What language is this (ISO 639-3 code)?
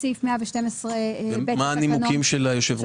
heb